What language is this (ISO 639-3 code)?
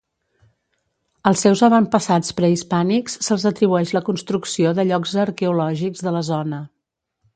cat